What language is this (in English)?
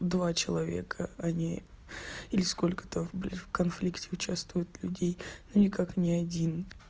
Russian